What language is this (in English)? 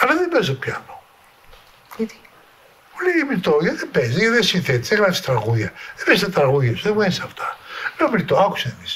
Greek